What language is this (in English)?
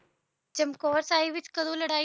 Punjabi